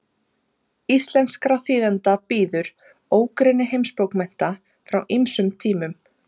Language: Icelandic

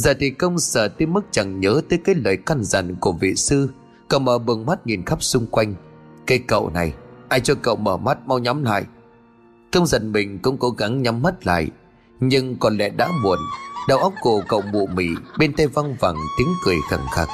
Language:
Vietnamese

